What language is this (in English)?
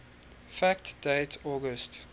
English